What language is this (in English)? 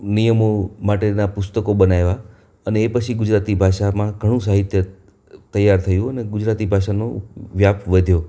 Gujarati